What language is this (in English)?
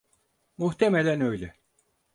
Turkish